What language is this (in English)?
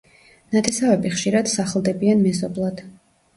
Georgian